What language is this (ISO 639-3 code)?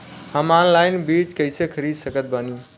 bho